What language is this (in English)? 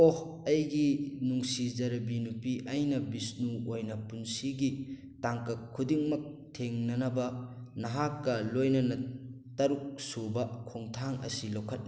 Manipuri